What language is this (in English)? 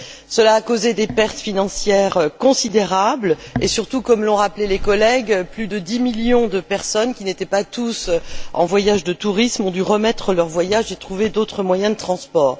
French